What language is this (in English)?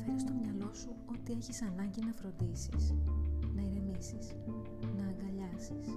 Greek